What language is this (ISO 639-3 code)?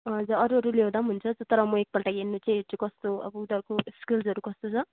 nep